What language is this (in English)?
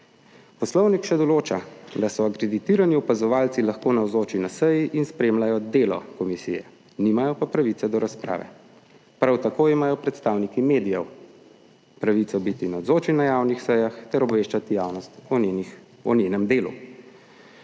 Slovenian